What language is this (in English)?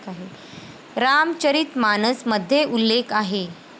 Marathi